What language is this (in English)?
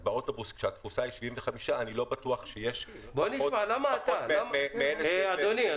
Hebrew